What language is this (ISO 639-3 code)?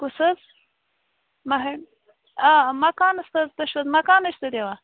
kas